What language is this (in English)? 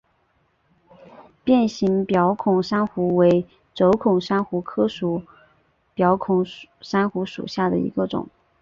Chinese